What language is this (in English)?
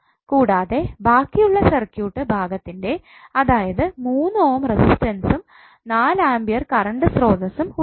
Malayalam